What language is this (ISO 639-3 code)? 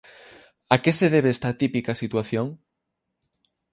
glg